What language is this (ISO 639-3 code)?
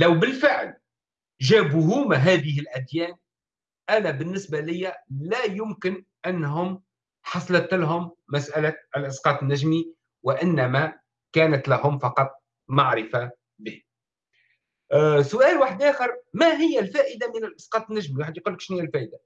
ara